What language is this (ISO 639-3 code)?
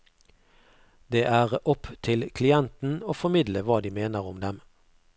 nor